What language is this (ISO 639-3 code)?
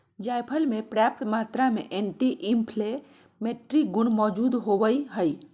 mag